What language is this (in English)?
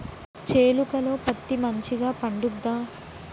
Telugu